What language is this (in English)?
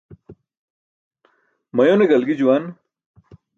Burushaski